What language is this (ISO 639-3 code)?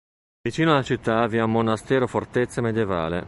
ita